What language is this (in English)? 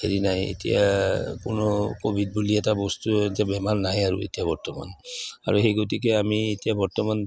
Assamese